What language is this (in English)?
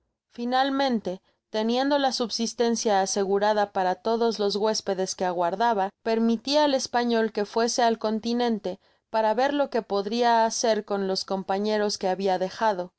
Spanish